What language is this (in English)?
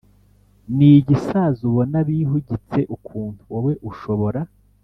Kinyarwanda